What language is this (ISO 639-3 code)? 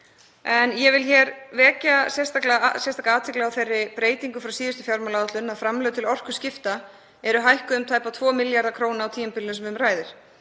isl